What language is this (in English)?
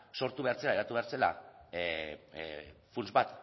Basque